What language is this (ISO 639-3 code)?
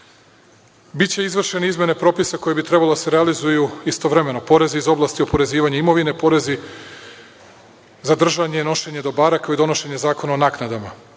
srp